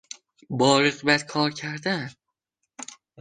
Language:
Persian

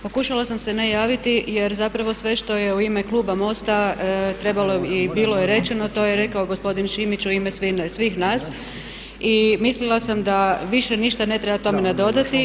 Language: Croatian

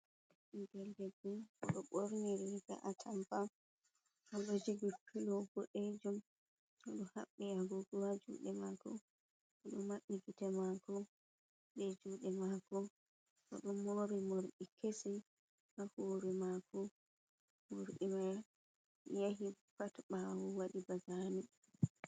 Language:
Fula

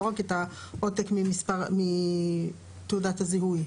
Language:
Hebrew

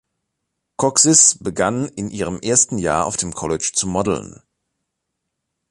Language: German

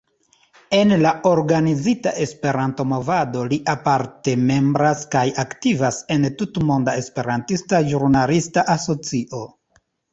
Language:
Esperanto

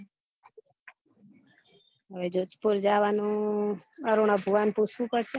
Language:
Gujarati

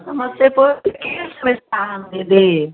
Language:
Maithili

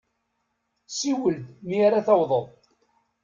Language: Kabyle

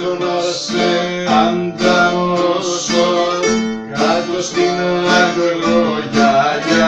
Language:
Greek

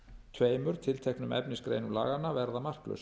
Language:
Icelandic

